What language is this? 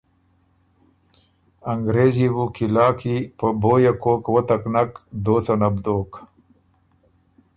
Ormuri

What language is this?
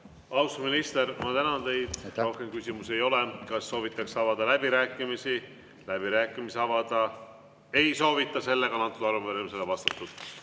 Estonian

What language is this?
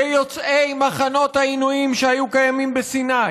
Hebrew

